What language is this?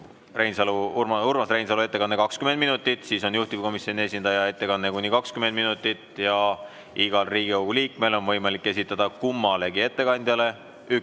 Estonian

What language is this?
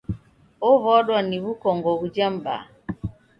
Taita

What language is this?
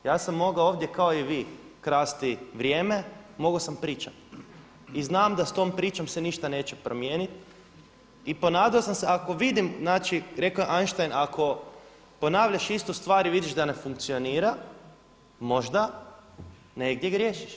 Croatian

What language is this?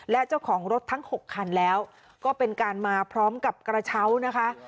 Thai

